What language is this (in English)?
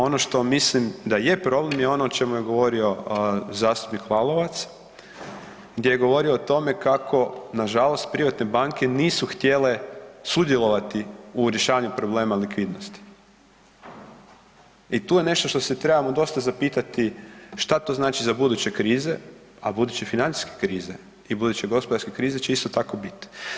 Croatian